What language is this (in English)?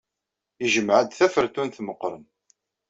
Kabyle